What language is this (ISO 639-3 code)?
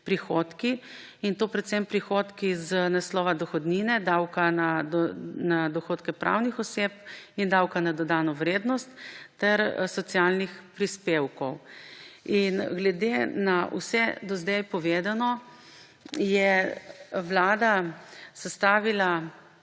slv